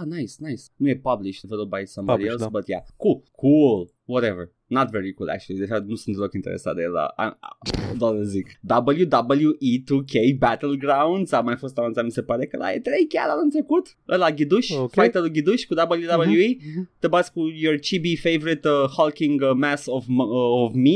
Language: Romanian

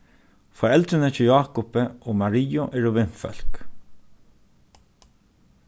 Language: Faroese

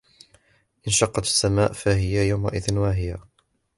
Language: Arabic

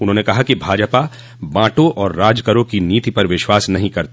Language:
Hindi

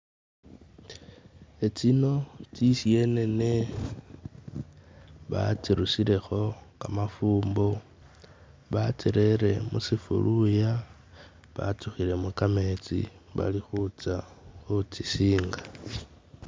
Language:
Masaaba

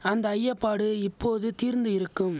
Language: Tamil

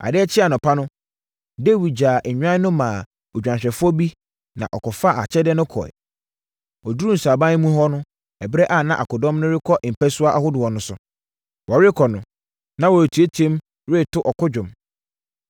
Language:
Akan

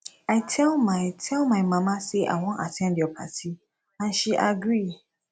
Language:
Nigerian Pidgin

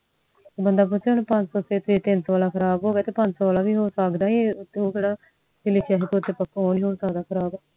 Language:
Punjabi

